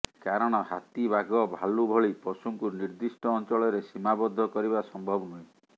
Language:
Odia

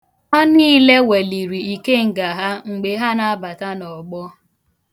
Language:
Igbo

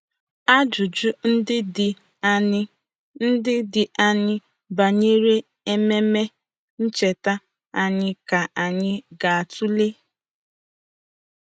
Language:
Igbo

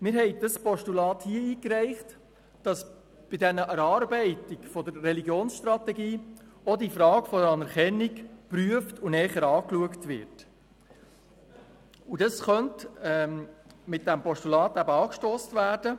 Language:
Swiss German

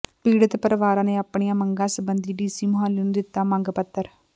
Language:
Punjabi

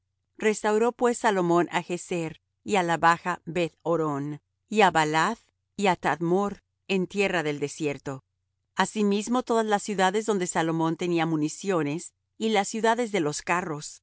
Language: Spanish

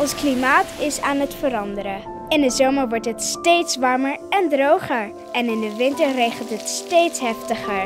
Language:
Dutch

